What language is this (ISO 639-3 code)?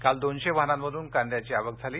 mar